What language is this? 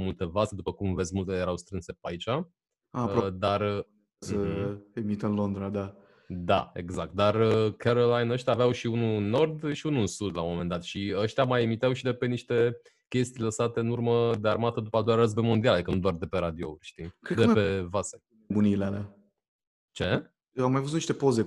Romanian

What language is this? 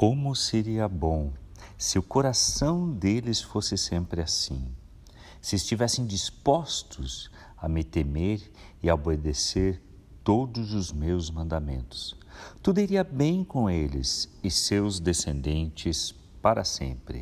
Portuguese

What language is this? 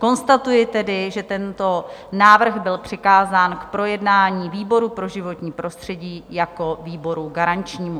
Czech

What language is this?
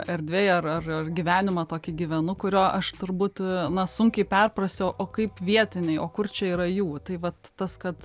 Lithuanian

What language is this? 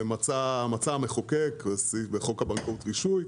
Hebrew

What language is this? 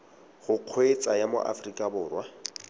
Tswana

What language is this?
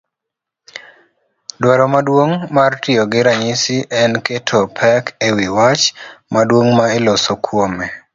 Luo (Kenya and Tanzania)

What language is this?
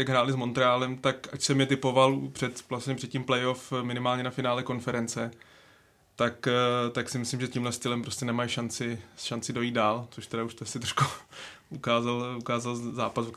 Czech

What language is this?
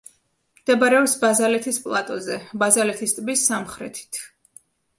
Georgian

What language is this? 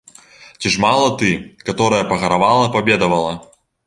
Belarusian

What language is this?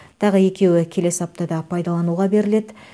Kazakh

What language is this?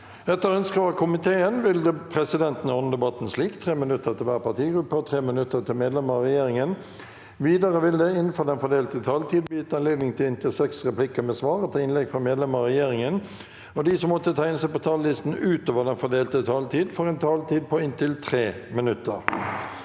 Norwegian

